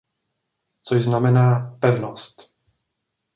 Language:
Czech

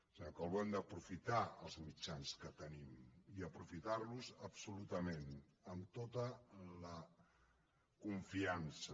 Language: Catalan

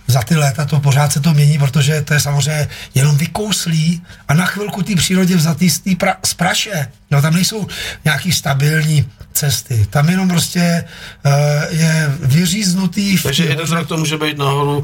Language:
Czech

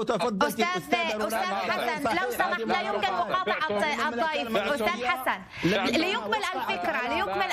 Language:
Arabic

